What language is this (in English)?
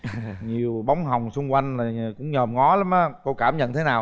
Vietnamese